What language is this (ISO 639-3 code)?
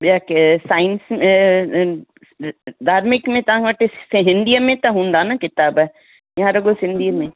snd